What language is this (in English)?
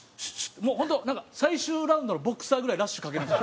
Japanese